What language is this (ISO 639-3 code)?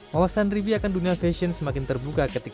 ind